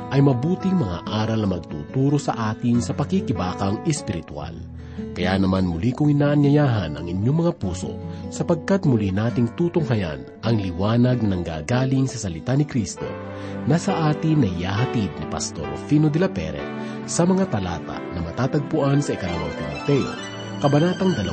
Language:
Filipino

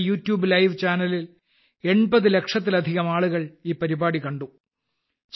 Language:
Malayalam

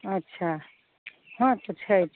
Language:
Maithili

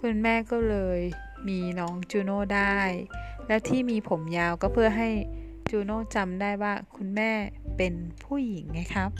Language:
Thai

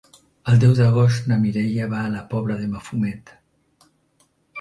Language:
Catalan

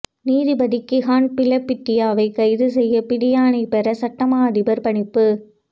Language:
Tamil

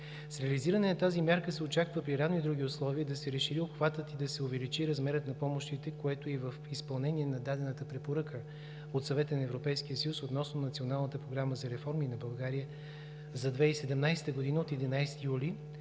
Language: Bulgarian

